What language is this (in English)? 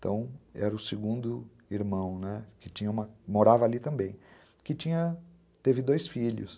Portuguese